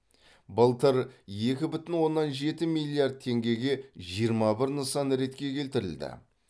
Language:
Kazakh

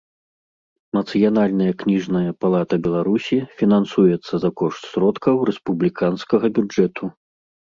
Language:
Belarusian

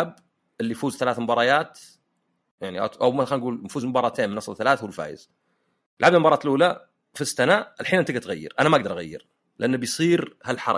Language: Arabic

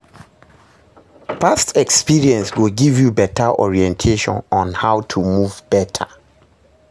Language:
Nigerian Pidgin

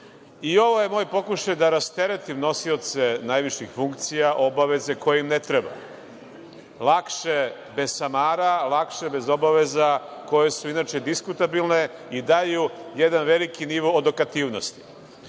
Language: Serbian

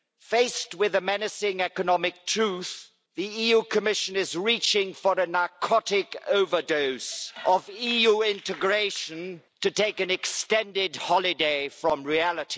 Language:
English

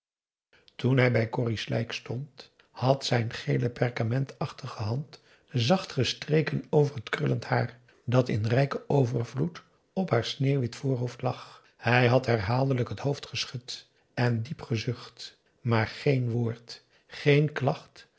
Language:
Dutch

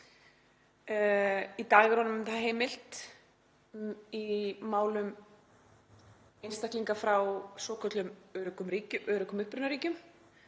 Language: Icelandic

